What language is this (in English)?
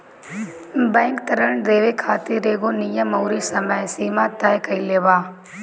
Bhojpuri